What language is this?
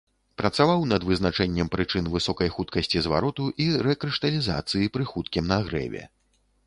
Belarusian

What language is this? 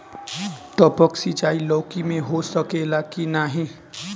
Bhojpuri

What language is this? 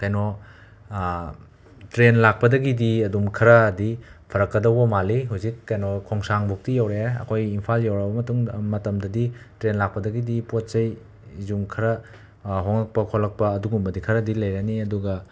Manipuri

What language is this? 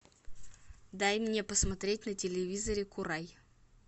Russian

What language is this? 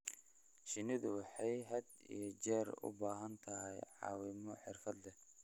Somali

